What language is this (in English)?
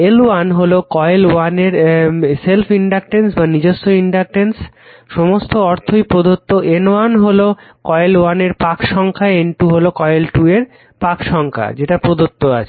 Bangla